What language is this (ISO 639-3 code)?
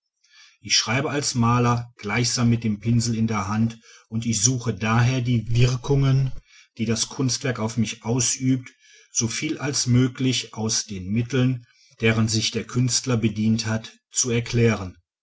deu